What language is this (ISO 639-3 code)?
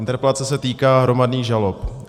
ces